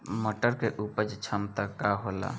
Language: Bhojpuri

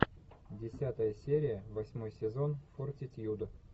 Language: Russian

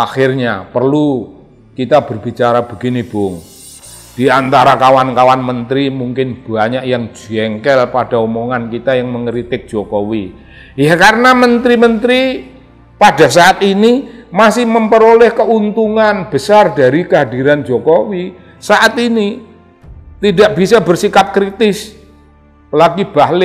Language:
Indonesian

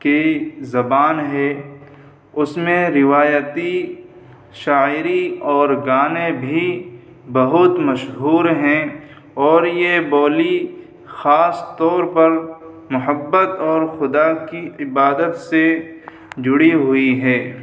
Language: Urdu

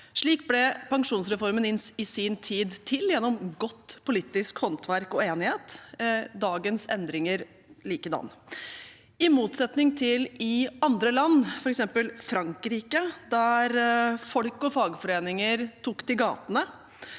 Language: Norwegian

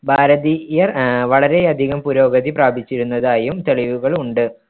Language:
Malayalam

